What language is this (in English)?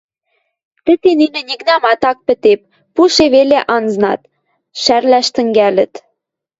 Western Mari